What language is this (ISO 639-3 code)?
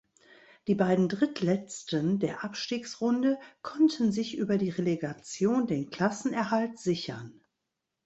deu